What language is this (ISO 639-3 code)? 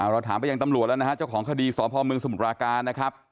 tha